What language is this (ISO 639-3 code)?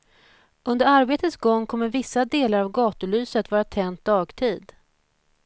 swe